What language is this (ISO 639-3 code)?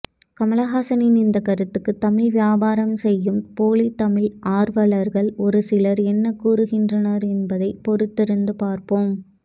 tam